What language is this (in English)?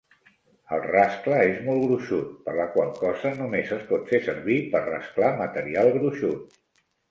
Catalan